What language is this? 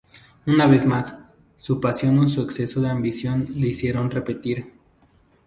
Spanish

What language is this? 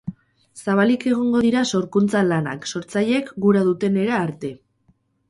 Basque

